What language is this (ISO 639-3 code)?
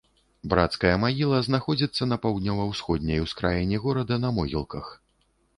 bel